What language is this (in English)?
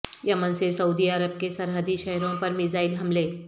Urdu